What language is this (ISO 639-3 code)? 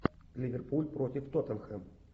rus